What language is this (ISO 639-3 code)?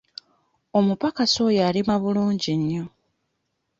lug